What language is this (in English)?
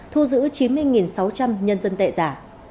Vietnamese